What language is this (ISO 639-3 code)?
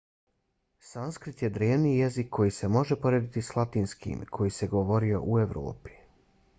bos